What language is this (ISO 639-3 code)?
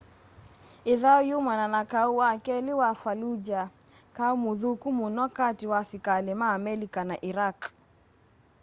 kam